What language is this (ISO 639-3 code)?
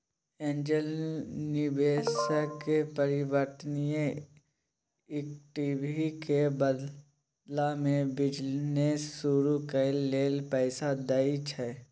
mai